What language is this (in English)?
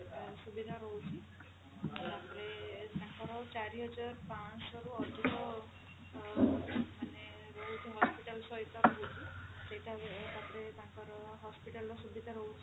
Odia